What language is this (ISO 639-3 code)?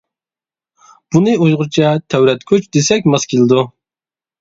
uig